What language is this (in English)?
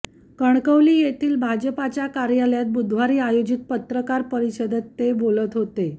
Marathi